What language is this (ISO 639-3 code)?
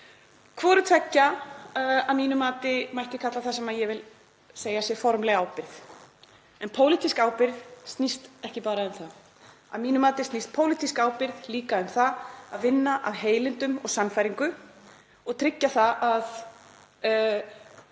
isl